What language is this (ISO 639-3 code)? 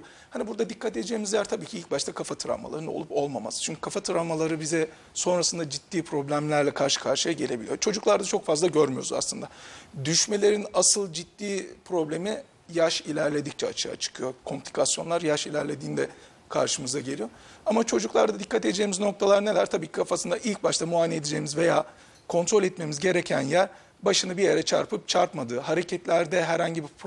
tur